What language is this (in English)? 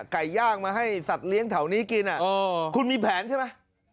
Thai